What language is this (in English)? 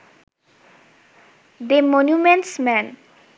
Bangla